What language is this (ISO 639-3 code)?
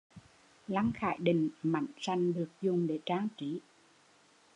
vie